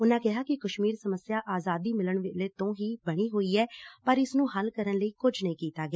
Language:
Punjabi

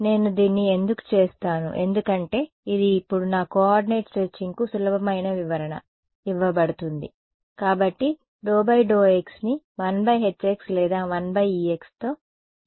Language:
Telugu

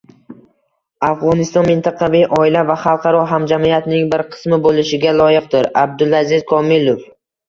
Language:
Uzbek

